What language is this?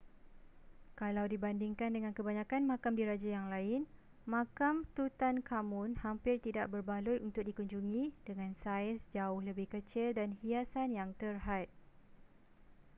Malay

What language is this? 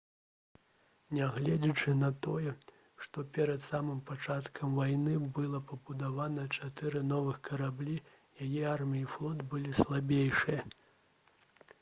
Belarusian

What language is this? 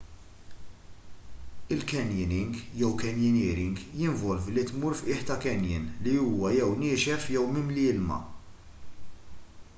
Maltese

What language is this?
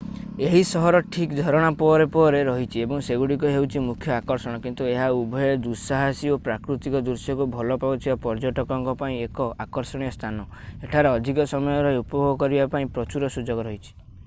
Odia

